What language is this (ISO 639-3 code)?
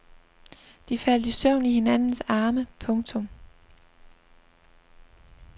dan